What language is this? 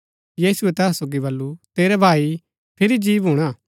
Gaddi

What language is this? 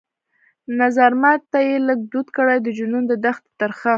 Pashto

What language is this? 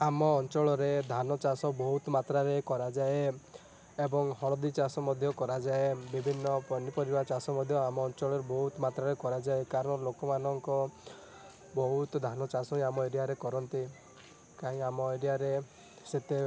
Odia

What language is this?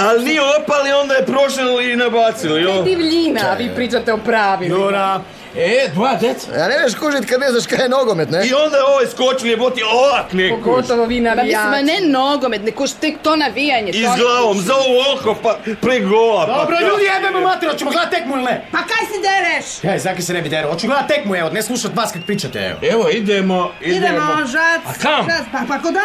Croatian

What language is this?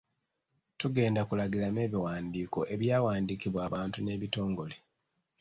Ganda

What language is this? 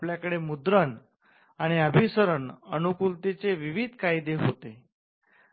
Marathi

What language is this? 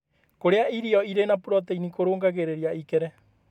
Kikuyu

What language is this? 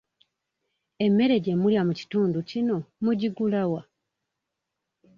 Ganda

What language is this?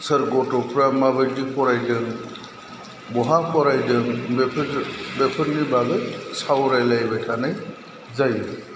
Bodo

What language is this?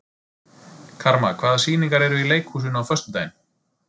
Icelandic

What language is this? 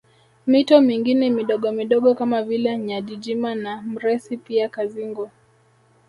Swahili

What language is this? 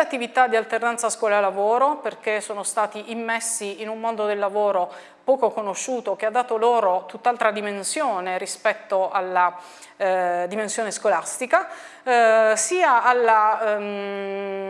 Italian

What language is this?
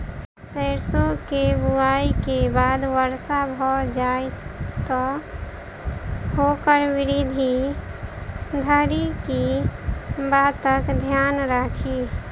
Maithili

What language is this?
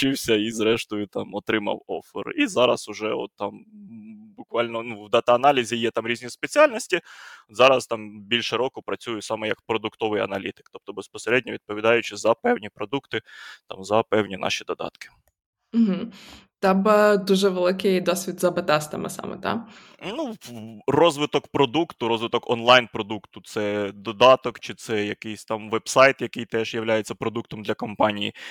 Ukrainian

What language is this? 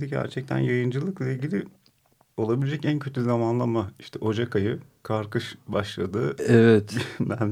Turkish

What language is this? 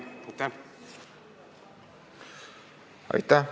Estonian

